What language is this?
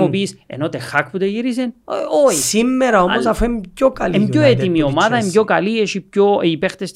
Greek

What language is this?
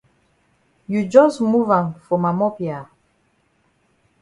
Cameroon Pidgin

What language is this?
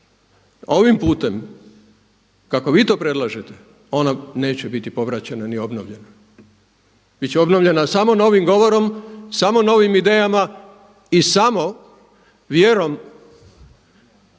Croatian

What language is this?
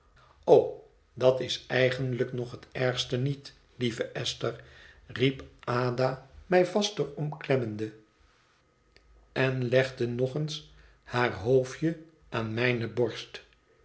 Dutch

